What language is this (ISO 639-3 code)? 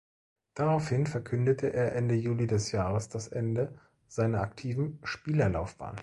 deu